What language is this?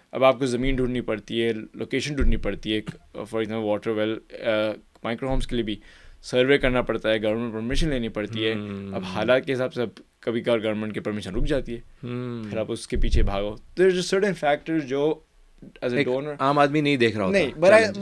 Urdu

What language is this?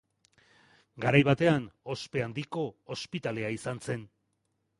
Basque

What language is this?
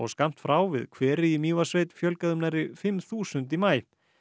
Icelandic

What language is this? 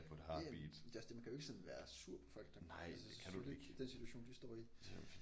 Danish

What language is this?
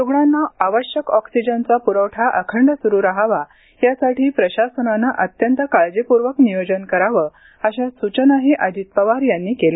Marathi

